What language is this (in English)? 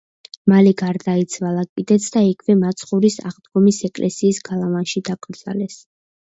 Georgian